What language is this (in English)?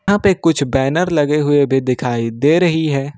Hindi